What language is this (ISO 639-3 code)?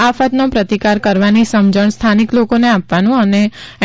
guj